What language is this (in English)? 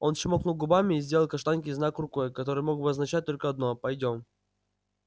Russian